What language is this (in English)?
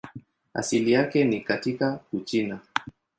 Swahili